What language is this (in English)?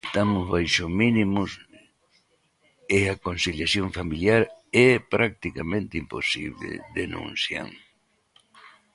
Galician